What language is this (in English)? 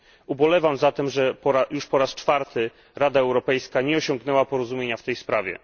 Polish